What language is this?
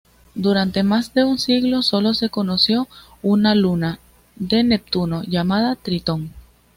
Spanish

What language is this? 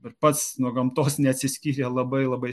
Lithuanian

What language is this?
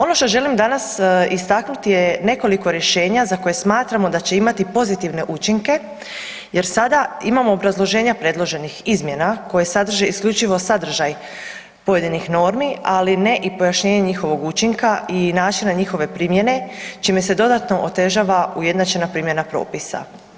Croatian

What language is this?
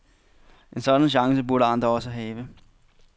Danish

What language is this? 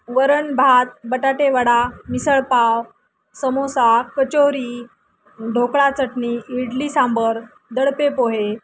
Marathi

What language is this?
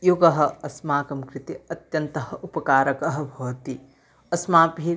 Sanskrit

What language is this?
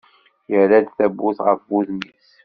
Kabyle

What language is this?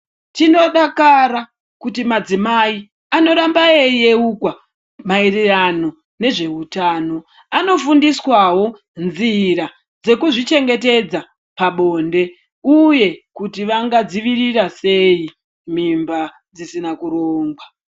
Ndau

